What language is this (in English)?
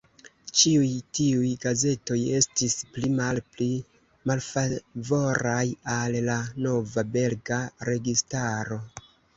Esperanto